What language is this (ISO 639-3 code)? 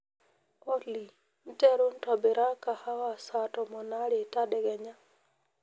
mas